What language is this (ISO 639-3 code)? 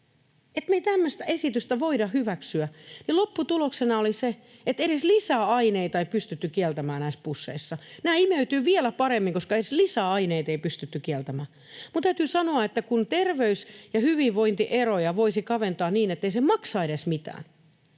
fin